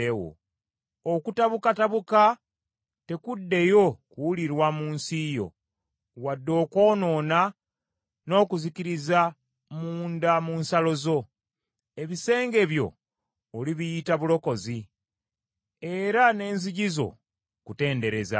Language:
Ganda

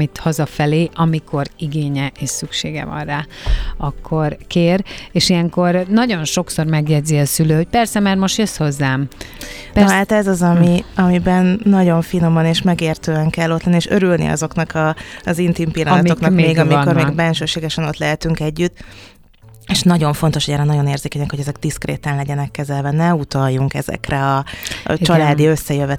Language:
Hungarian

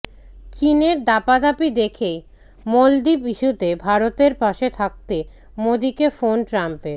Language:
Bangla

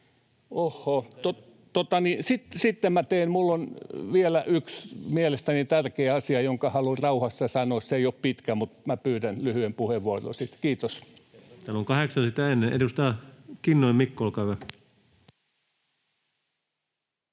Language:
Finnish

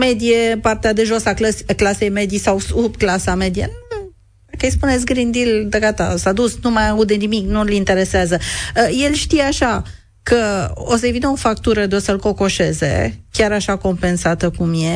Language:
Romanian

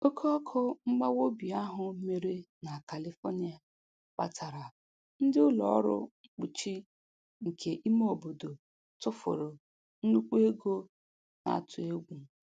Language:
Igbo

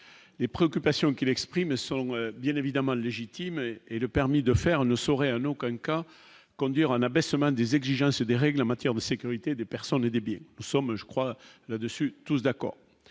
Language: French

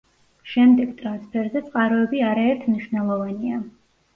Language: Georgian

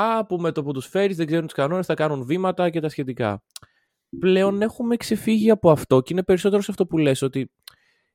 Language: Greek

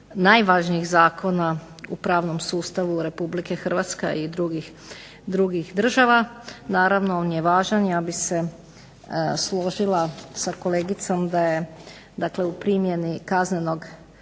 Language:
Croatian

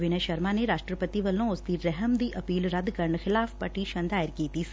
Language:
Punjabi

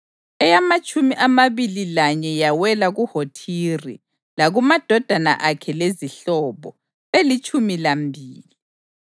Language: North Ndebele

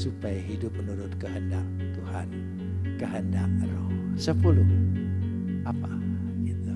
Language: Indonesian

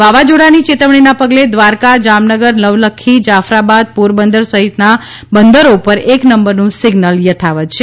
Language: Gujarati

